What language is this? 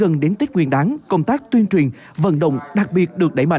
Vietnamese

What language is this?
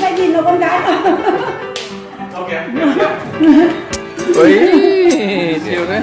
Vietnamese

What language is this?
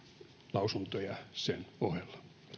Finnish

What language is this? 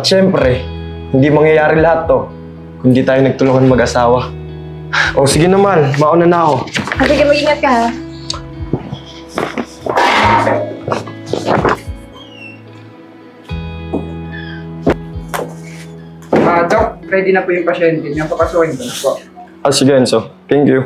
Filipino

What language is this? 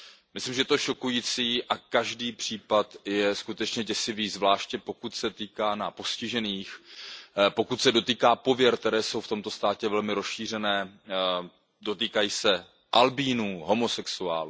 Czech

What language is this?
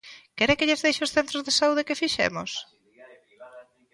Galician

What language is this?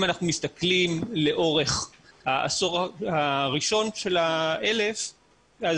Hebrew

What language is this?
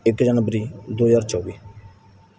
Punjabi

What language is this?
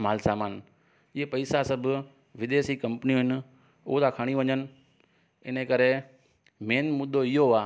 Sindhi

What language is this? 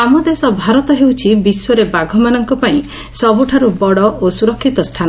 Odia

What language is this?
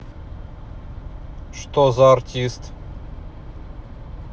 Russian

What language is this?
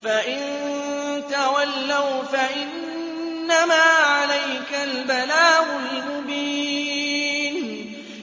Arabic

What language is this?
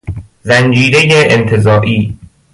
Persian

